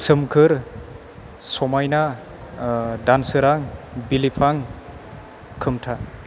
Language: Bodo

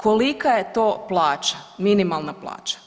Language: Croatian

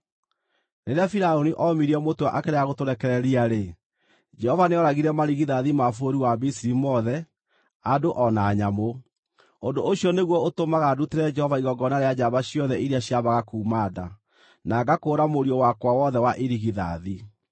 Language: Kikuyu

